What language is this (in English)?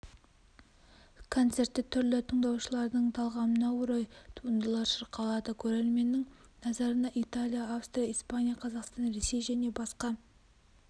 Kazakh